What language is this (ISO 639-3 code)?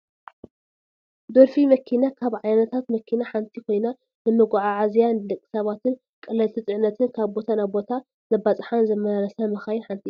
tir